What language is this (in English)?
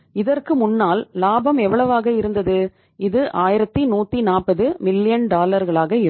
Tamil